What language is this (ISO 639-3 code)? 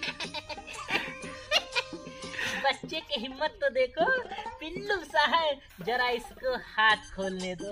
hin